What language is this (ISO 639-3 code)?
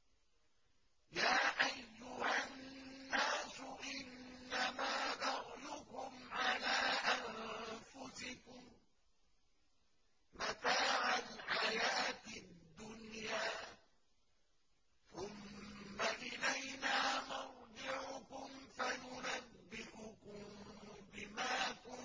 ara